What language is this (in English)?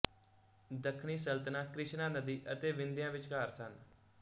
Punjabi